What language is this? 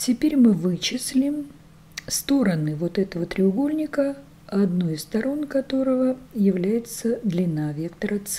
Russian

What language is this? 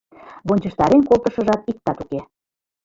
Mari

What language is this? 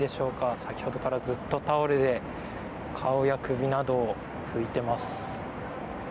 Japanese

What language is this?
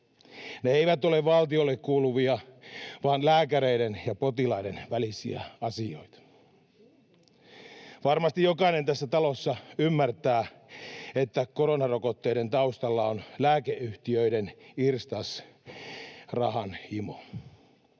Finnish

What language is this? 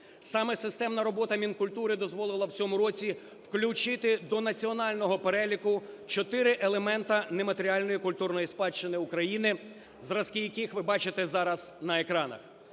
Ukrainian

